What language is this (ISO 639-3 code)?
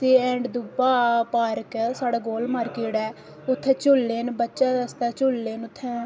doi